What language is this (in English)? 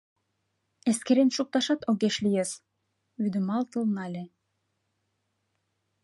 Mari